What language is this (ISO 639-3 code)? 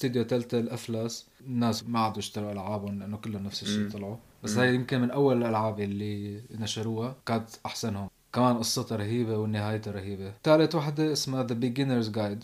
ara